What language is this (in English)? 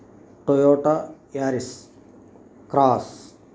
Telugu